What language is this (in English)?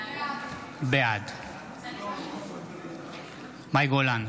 Hebrew